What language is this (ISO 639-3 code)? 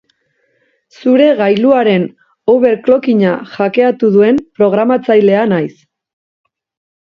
eus